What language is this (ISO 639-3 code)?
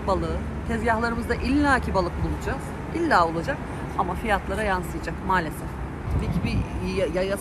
tur